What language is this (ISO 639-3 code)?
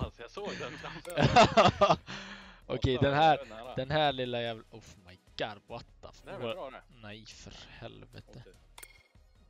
swe